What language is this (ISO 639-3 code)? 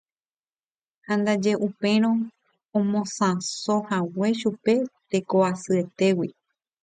grn